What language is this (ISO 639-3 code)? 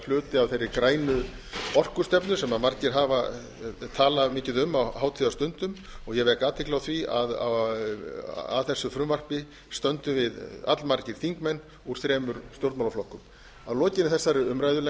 isl